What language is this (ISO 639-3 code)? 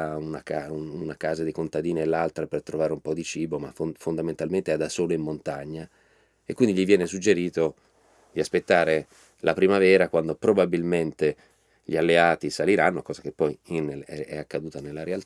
ita